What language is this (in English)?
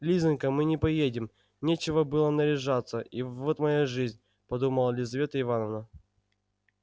Russian